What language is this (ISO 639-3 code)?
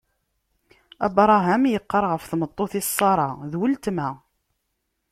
kab